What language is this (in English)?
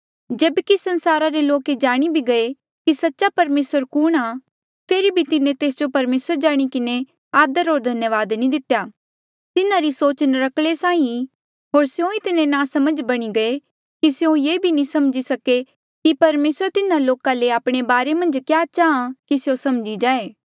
Mandeali